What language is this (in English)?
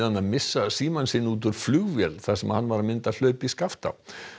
Icelandic